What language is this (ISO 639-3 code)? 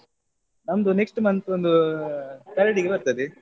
kan